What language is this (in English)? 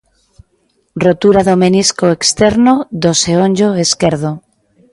Galician